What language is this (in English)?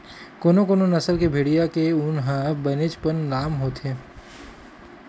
Chhattisgarhi